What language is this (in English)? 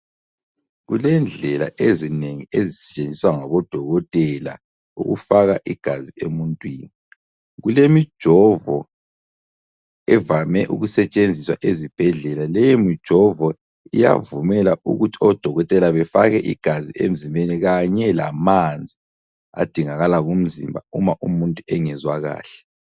North Ndebele